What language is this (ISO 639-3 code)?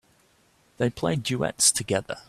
eng